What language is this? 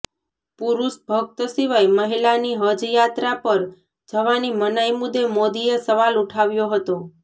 Gujarati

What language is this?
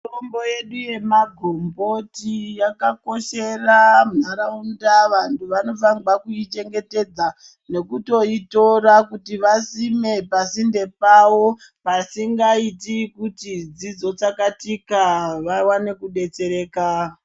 Ndau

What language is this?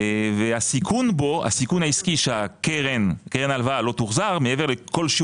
Hebrew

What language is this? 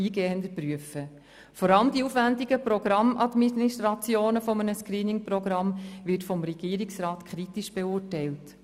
Swiss German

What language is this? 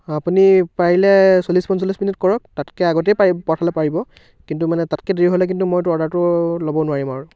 Assamese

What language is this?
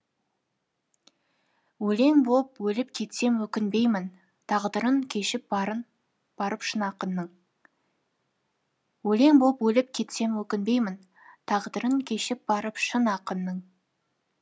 Kazakh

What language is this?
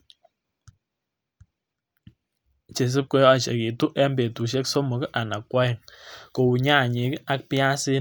Kalenjin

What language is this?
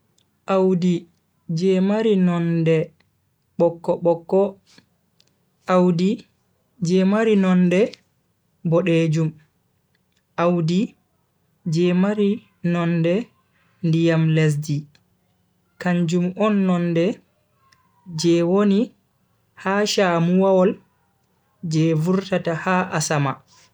Bagirmi Fulfulde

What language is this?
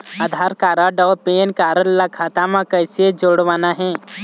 Chhattisgarhi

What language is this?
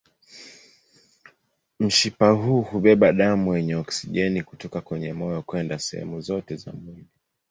Swahili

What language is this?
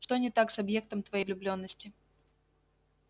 Russian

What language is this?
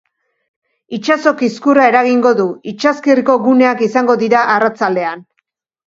Basque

